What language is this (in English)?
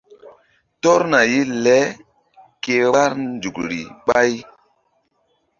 Mbum